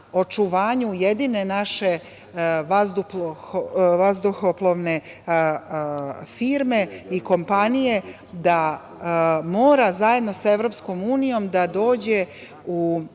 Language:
Serbian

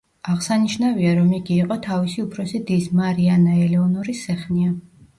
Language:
Georgian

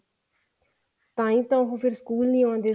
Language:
Punjabi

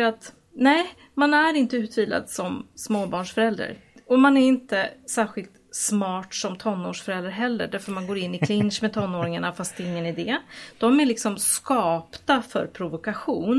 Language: Swedish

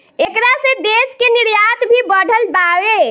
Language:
Bhojpuri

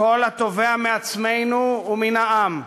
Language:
Hebrew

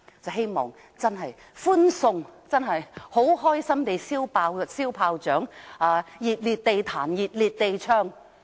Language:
Cantonese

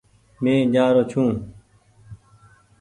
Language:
Goaria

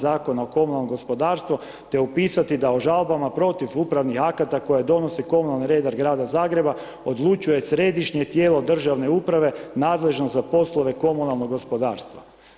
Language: Croatian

